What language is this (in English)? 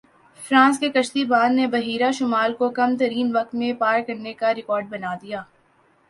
Urdu